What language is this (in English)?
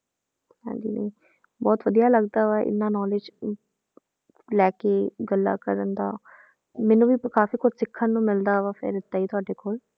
Punjabi